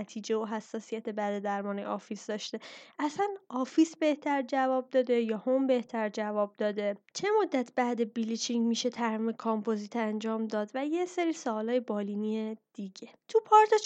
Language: Persian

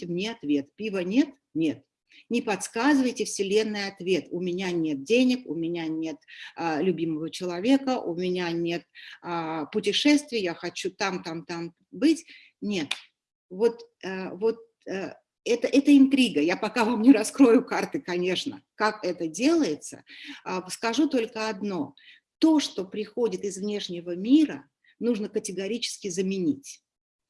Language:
Russian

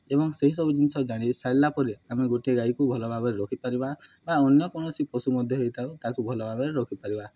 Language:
Odia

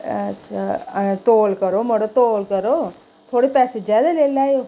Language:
Dogri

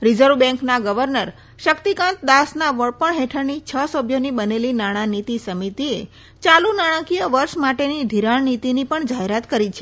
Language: Gujarati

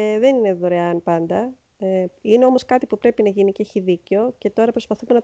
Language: Greek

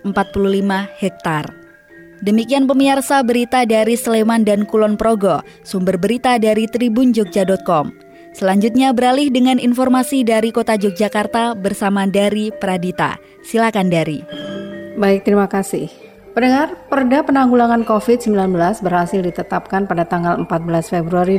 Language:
Indonesian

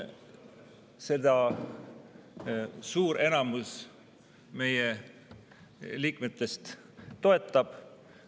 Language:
Estonian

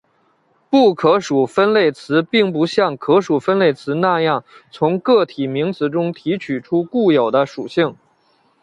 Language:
Chinese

